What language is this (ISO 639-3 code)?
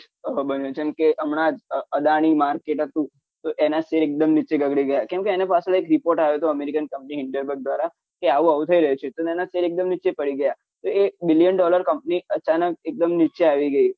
guj